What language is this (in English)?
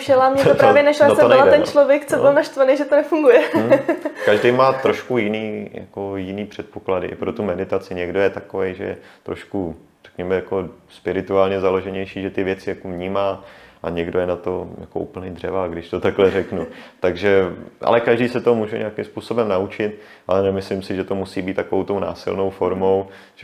Czech